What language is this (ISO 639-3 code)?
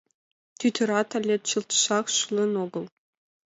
chm